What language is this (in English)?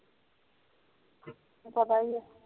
Punjabi